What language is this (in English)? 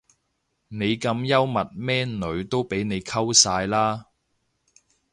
Cantonese